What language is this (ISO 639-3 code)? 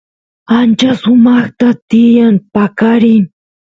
qus